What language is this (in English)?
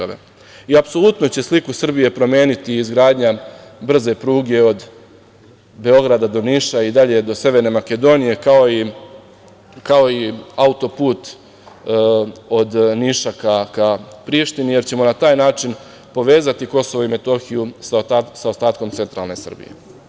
Serbian